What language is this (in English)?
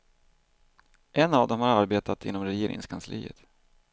Swedish